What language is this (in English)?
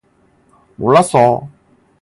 Korean